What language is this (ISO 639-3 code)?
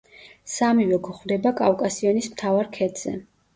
kat